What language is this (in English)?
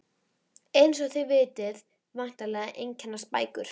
Icelandic